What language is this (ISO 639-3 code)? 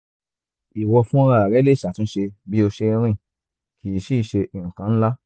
yor